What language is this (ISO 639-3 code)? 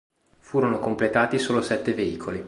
ita